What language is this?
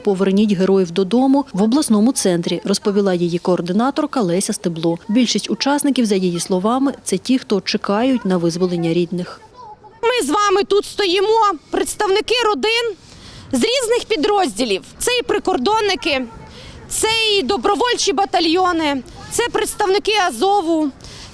Ukrainian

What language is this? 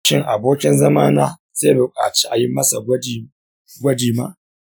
Hausa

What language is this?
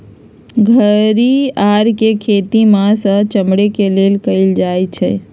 Magahi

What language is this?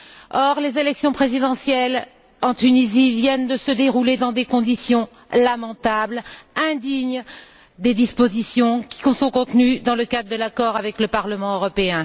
French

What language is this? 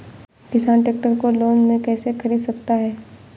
Hindi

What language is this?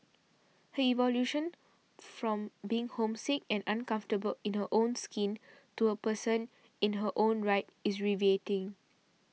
English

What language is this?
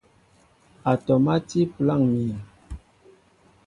Mbo (Cameroon)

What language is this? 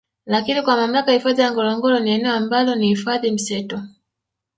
Swahili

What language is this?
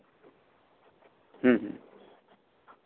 Santali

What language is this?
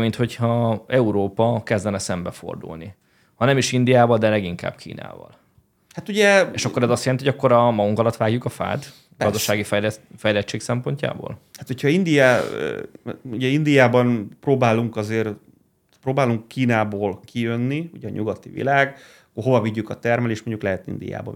Hungarian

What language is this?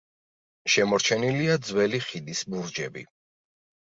Georgian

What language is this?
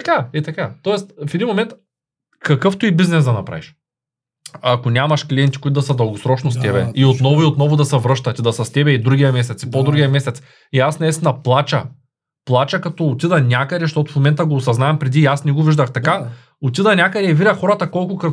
Bulgarian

